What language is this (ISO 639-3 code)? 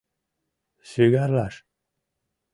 chm